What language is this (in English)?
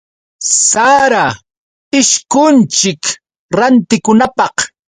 Yauyos Quechua